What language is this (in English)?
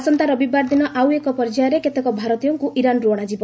Odia